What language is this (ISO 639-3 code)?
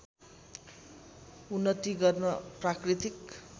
nep